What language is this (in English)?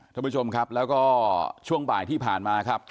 Thai